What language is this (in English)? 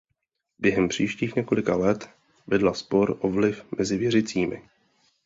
Czech